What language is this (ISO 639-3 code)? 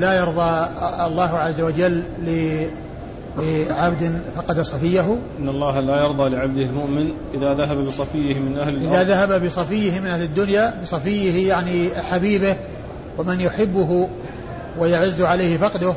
ara